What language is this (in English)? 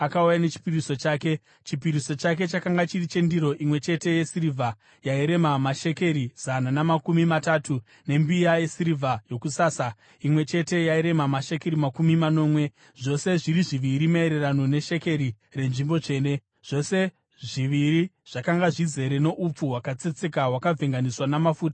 Shona